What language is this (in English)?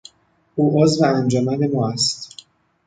Persian